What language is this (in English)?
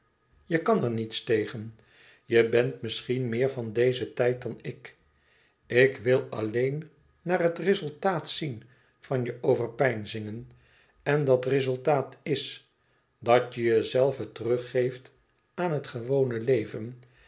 Dutch